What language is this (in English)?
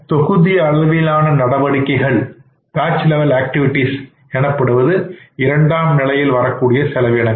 Tamil